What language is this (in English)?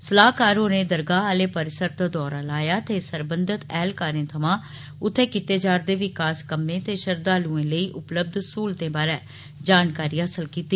Dogri